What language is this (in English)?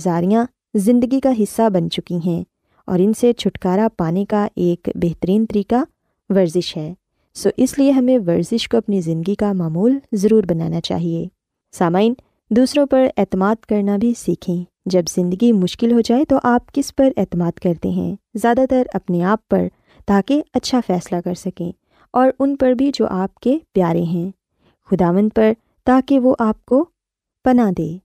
Urdu